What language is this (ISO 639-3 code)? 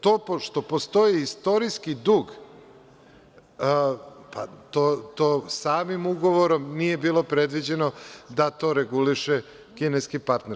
srp